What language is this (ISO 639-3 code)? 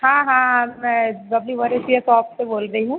hin